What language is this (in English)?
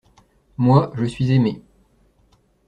French